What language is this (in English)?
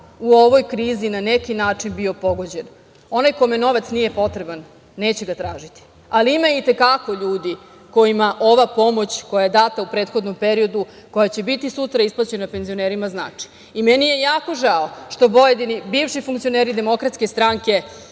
Serbian